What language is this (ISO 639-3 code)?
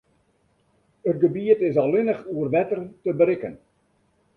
fry